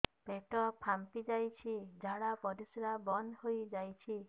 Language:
Odia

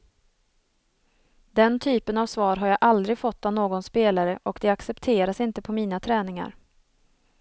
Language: Swedish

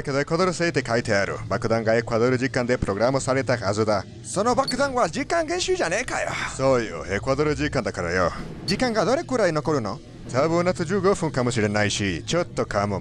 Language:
Japanese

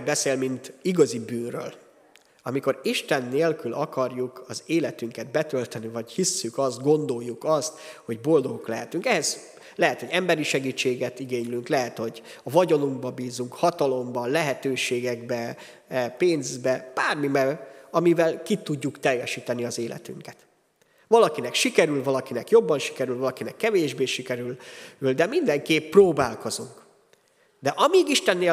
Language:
Hungarian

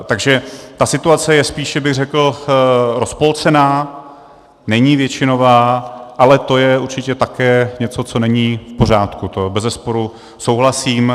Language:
Czech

